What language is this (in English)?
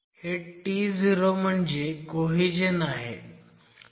Marathi